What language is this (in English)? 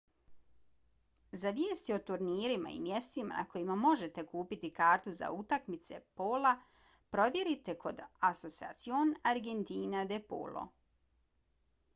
Bosnian